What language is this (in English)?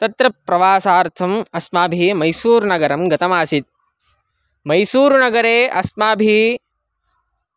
Sanskrit